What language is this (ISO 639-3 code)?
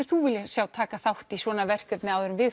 isl